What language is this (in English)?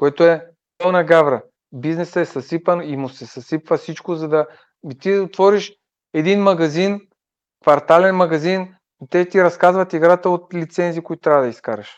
Bulgarian